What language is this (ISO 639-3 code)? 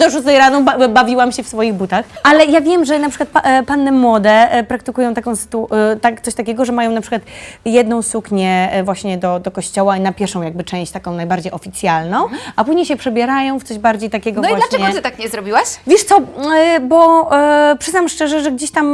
pol